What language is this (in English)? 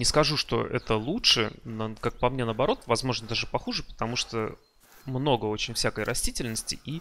Russian